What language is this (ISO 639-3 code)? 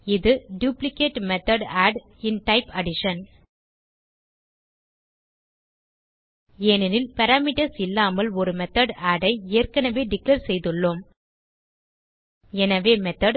tam